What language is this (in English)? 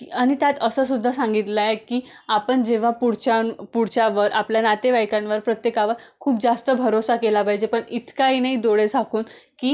Marathi